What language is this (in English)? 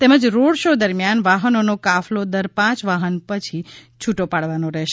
Gujarati